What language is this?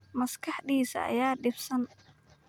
Somali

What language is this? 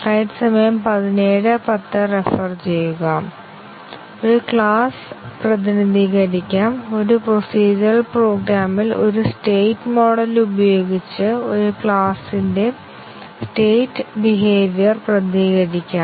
Malayalam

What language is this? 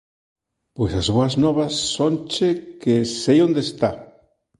Galician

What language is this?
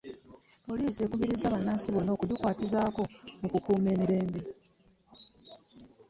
Ganda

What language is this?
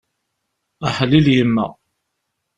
Kabyle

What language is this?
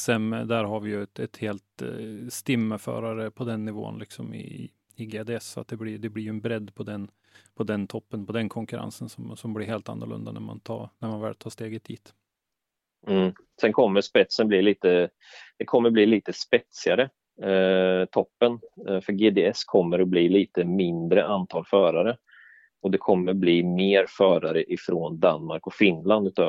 Swedish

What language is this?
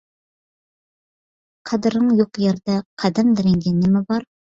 Uyghur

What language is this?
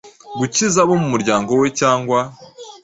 Kinyarwanda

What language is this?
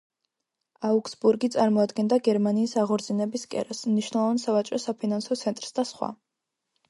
Georgian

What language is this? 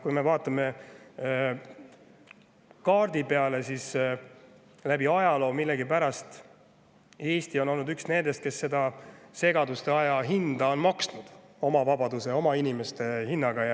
Estonian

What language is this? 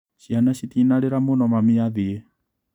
Kikuyu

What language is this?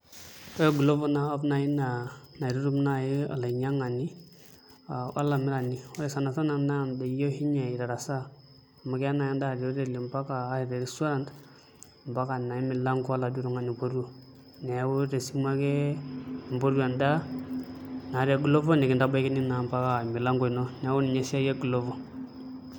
Masai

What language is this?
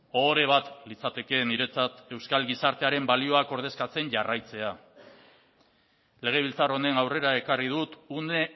Basque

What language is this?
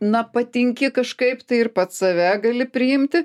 Lithuanian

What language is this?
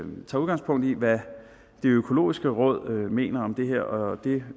Danish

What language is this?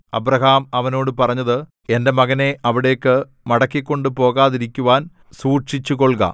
Malayalam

